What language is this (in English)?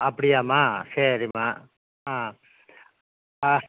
Tamil